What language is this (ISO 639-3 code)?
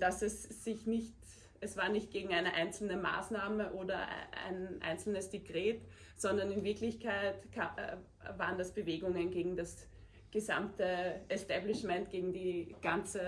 deu